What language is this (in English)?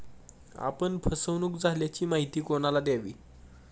Marathi